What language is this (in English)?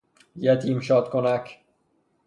Persian